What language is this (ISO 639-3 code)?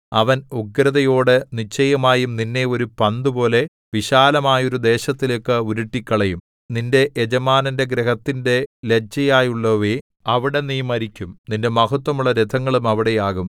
mal